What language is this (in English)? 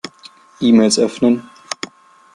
German